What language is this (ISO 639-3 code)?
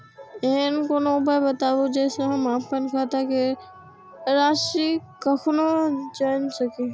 mai